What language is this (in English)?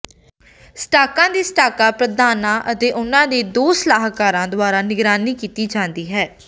Punjabi